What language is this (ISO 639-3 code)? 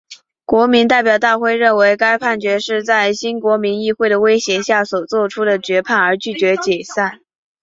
zho